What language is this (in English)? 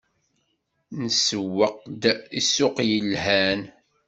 Kabyle